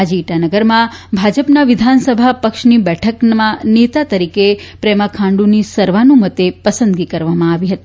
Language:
Gujarati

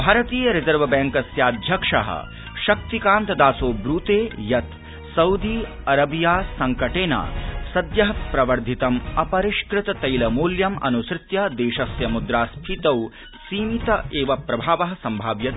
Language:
Sanskrit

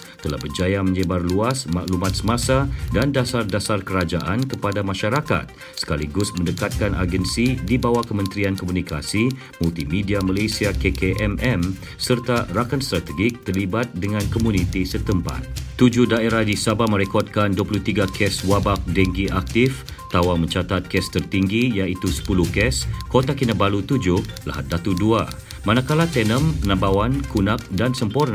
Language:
Malay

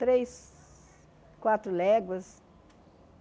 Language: Portuguese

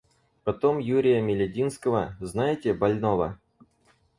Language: Russian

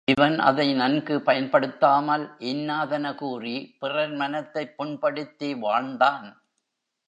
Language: Tamil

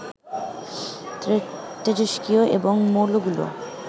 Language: Bangla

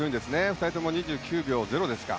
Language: Japanese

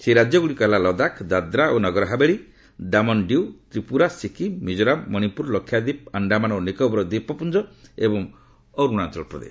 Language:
Odia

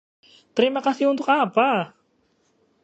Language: Indonesian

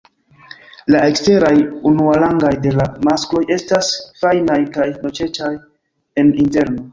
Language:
Esperanto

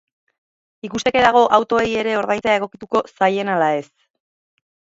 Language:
Basque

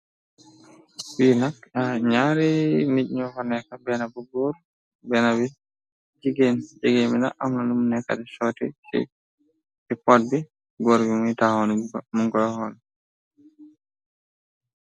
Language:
Wolof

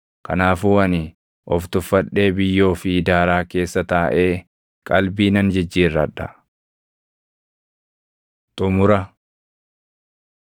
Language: Oromo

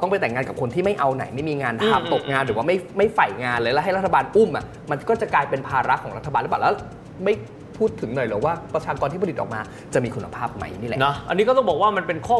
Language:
Thai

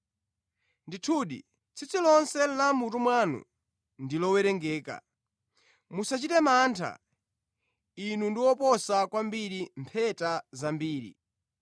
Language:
Nyanja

